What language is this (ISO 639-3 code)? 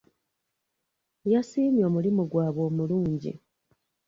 lug